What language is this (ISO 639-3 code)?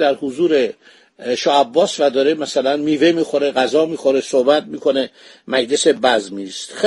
fas